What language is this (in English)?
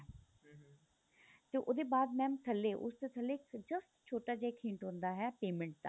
Punjabi